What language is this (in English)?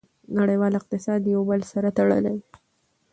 Pashto